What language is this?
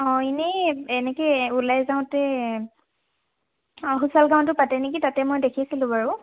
Assamese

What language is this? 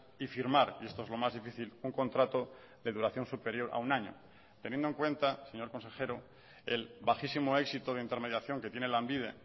Spanish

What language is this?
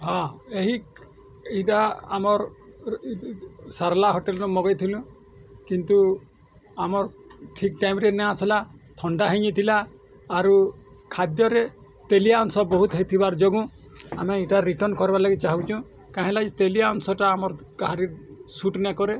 Odia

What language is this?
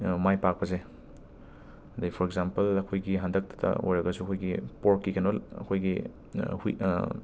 Manipuri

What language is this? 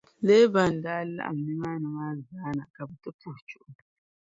Dagbani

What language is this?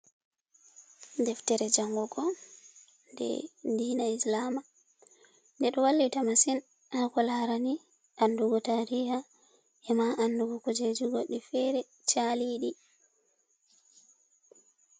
Fula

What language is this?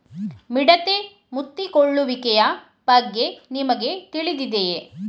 Kannada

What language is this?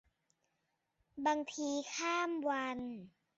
Thai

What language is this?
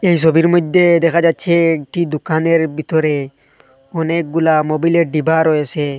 Bangla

